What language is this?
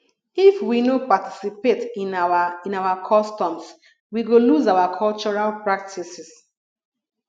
Nigerian Pidgin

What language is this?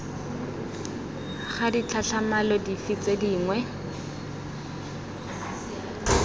Tswana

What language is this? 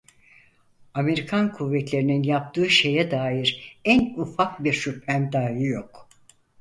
Turkish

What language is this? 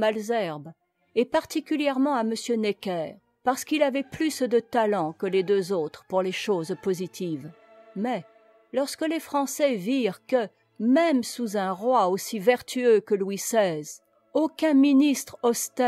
French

